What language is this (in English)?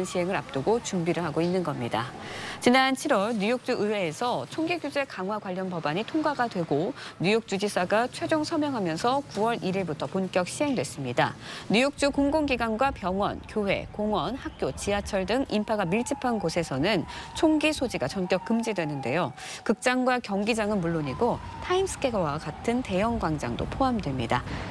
Korean